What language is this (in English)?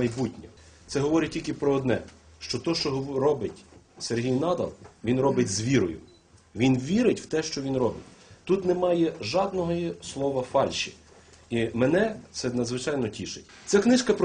Ukrainian